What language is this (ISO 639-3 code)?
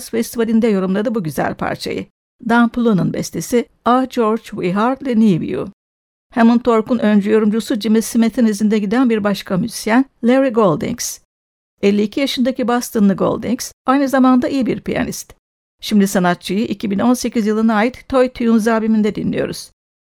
tur